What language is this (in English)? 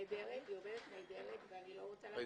Hebrew